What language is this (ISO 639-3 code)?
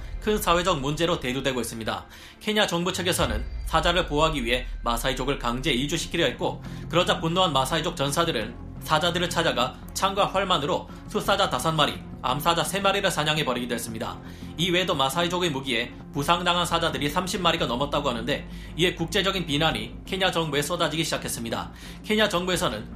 kor